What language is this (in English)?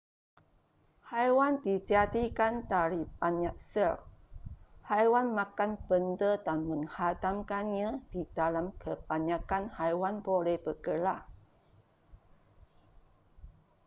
Malay